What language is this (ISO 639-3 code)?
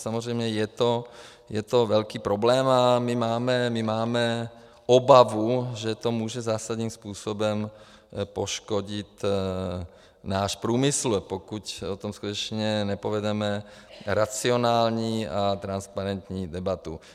ces